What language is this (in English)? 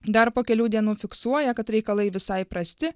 Lithuanian